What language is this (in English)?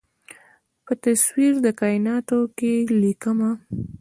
Pashto